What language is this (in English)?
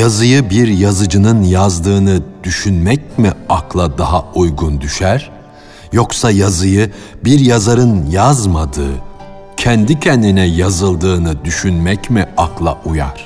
Turkish